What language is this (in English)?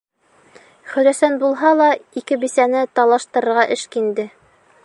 Bashkir